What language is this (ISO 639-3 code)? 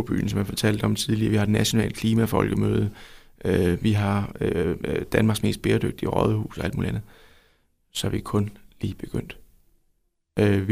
dan